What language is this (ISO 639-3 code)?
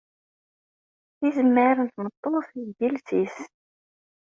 kab